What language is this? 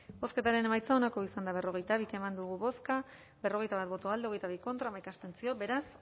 Basque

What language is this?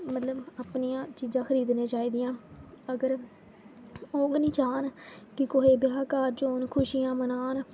Dogri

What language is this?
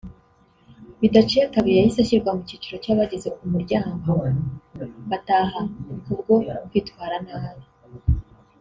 Kinyarwanda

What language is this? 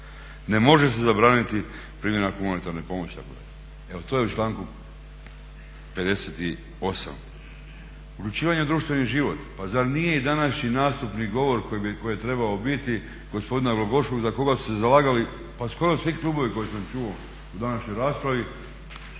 Croatian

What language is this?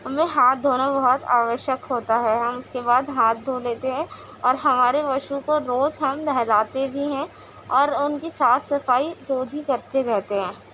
Urdu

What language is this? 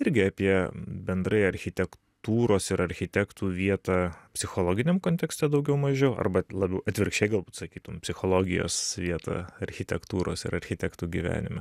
Lithuanian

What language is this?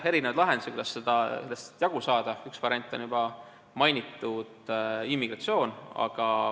Estonian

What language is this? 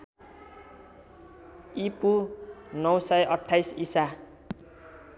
Nepali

